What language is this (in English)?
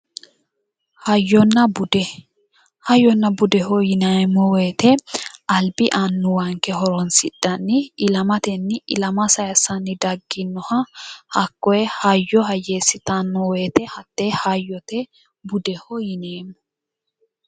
Sidamo